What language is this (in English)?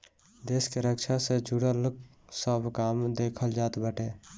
Bhojpuri